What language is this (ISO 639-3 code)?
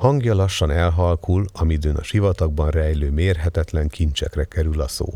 hun